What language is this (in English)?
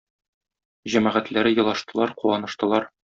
Tatar